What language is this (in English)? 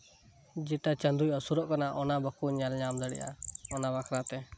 Santali